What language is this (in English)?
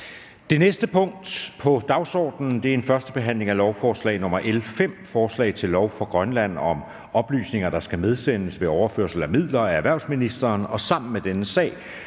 Danish